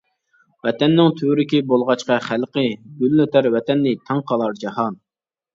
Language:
Uyghur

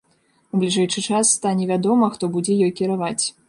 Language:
Belarusian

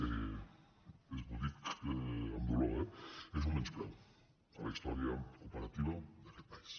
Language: Catalan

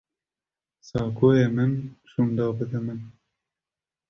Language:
Kurdish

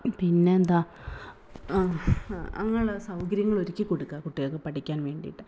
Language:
Malayalam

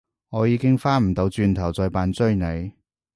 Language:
Cantonese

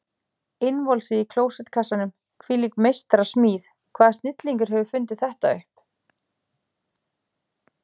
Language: Icelandic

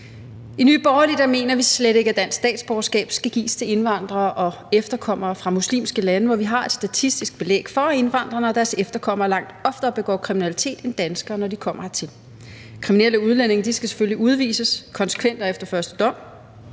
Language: Danish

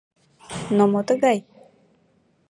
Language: Mari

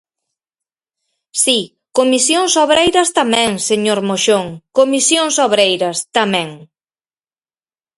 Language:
Galician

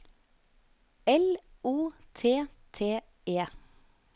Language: Norwegian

